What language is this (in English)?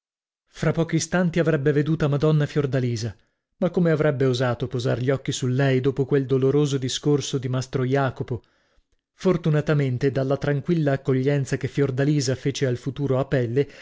Italian